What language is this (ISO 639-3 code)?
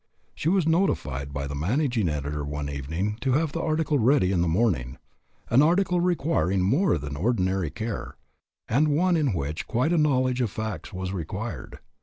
eng